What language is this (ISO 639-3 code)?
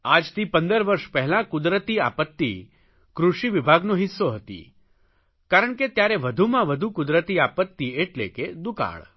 guj